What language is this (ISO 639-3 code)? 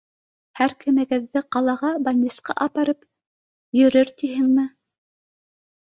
bak